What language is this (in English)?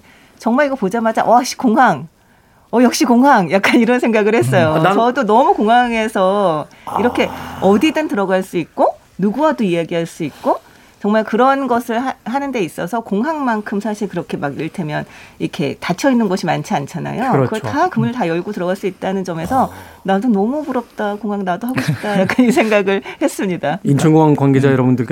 Korean